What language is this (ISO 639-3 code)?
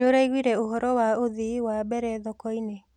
kik